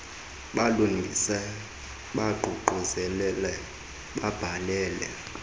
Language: Xhosa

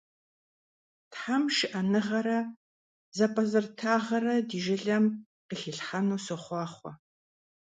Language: Kabardian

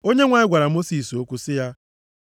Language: Igbo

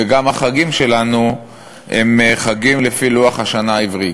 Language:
Hebrew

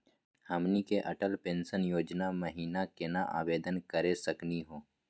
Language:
Magahi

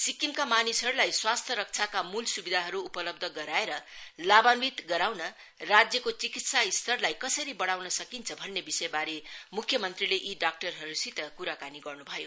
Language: Nepali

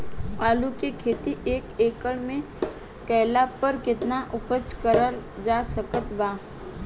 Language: Bhojpuri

